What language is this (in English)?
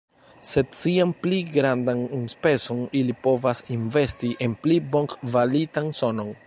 Esperanto